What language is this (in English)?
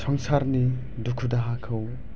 Bodo